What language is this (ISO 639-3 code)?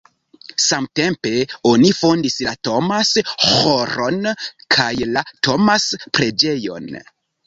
epo